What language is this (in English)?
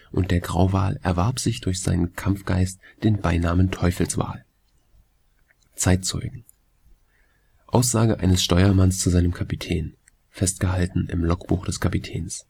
German